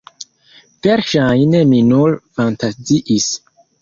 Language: Esperanto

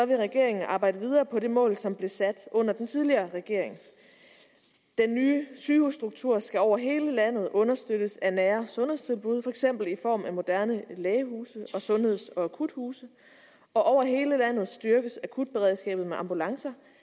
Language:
Danish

